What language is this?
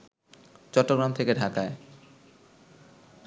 Bangla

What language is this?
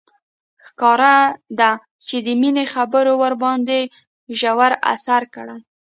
Pashto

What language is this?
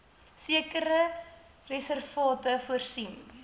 Afrikaans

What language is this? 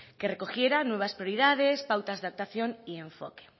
Spanish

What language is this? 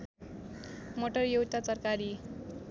Nepali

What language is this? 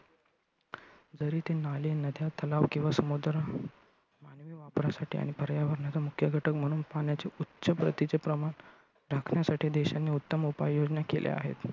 Marathi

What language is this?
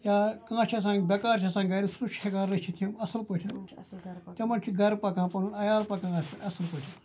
Kashmiri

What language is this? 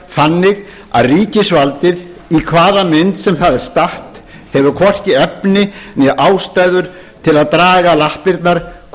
Icelandic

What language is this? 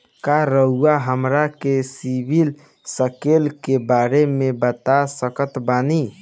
Bhojpuri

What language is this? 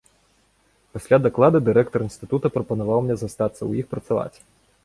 Belarusian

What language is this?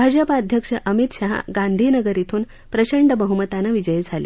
Marathi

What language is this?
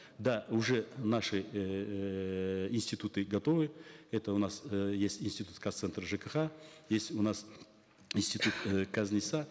Kazakh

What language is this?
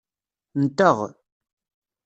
Kabyle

